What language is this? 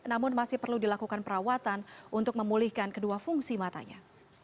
Indonesian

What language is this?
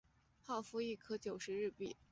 Chinese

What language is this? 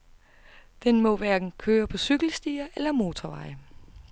Danish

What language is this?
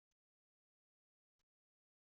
Kabyle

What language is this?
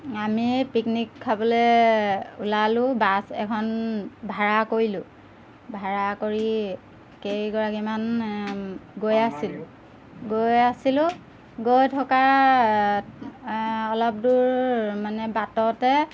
Assamese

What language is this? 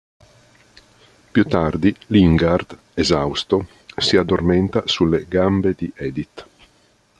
Italian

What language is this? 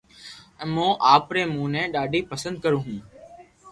Loarki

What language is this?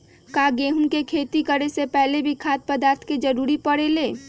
Magahi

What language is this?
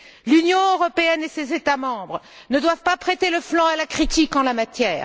French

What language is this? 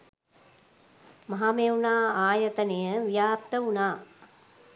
Sinhala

